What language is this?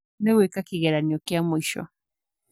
Kikuyu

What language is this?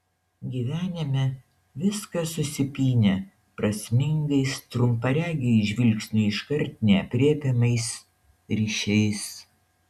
Lithuanian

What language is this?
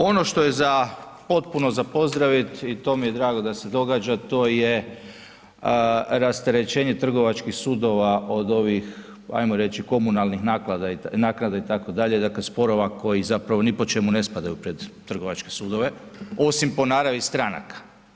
Croatian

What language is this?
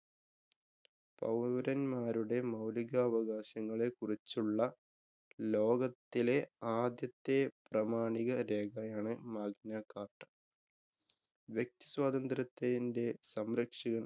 Malayalam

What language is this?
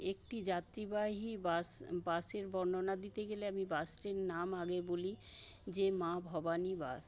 Bangla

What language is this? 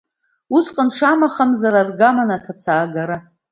Abkhazian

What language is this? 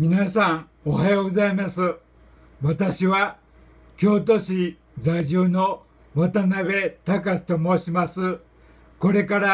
Japanese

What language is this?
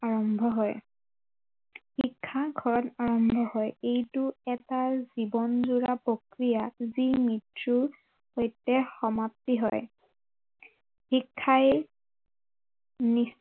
Assamese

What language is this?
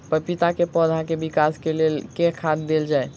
Maithili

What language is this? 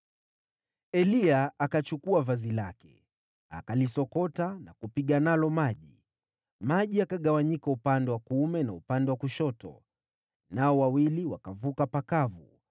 Swahili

